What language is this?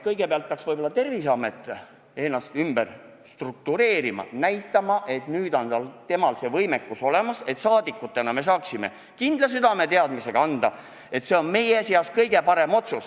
Estonian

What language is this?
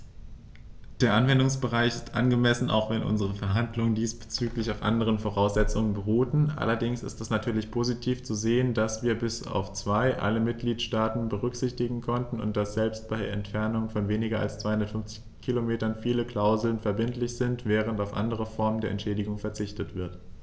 German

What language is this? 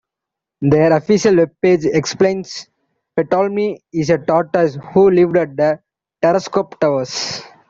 English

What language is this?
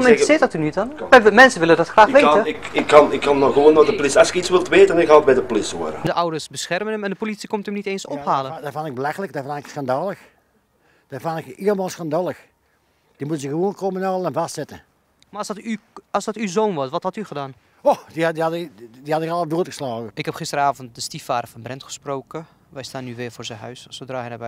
Dutch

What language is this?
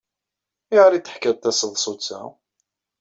Kabyle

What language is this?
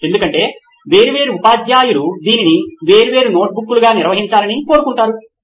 Telugu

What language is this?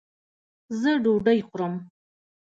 Pashto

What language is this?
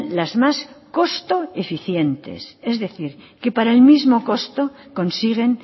Spanish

